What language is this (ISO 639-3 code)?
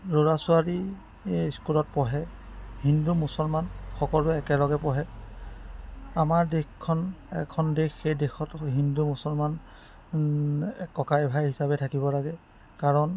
asm